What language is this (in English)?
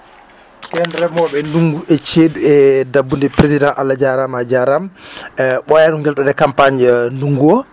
Fula